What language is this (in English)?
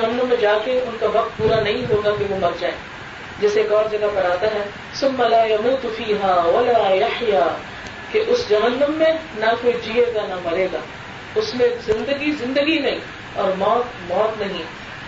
Urdu